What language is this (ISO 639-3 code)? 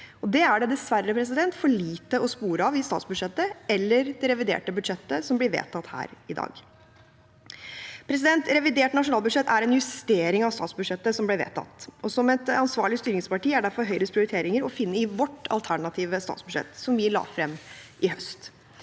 nor